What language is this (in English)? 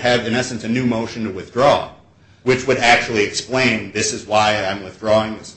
English